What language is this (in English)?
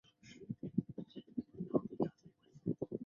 Chinese